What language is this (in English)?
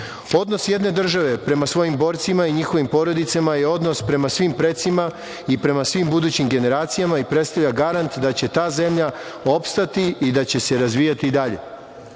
Serbian